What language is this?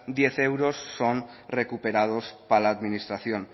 Spanish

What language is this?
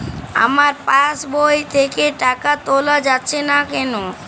Bangla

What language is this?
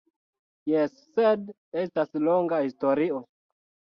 Esperanto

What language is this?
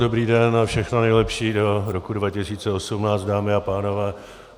Czech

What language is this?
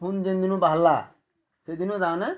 Odia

